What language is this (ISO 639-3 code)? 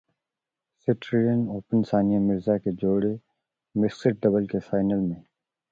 urd